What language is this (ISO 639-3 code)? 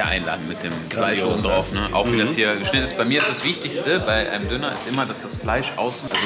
deu